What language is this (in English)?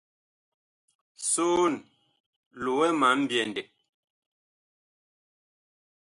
Bakoko